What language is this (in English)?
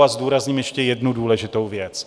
Czech